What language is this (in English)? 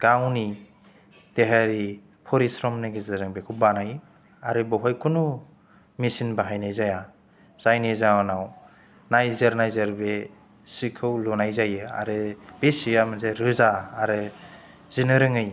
Bodo